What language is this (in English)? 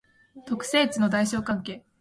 Japanese